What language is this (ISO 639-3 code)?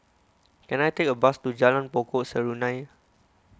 eng